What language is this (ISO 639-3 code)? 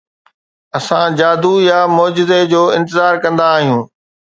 snd